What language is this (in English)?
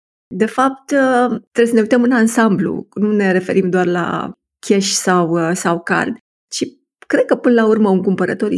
Romanian